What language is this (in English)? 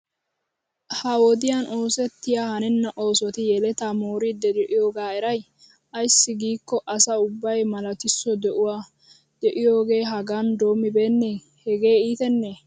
Wolaytta